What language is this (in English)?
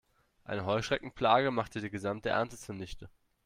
German